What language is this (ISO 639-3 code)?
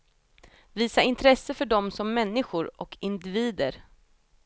swe